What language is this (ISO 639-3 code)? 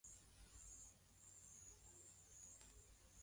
swa